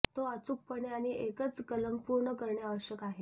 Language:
Marathi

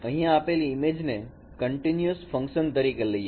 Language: Gujarati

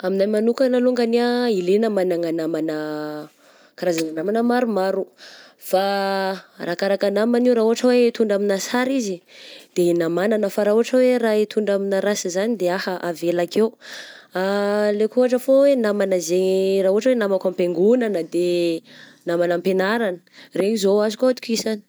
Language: Southern Betsimisaraka Malagasy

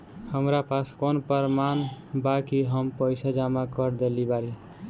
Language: Bhojpuri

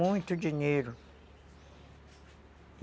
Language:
Portuguese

